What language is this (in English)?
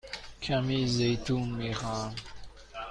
Persian